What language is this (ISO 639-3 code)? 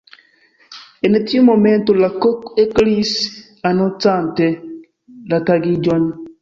epo